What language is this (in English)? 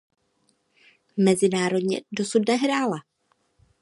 Czech